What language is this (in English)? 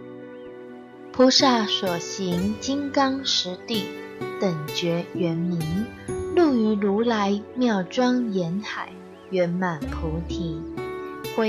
Chinese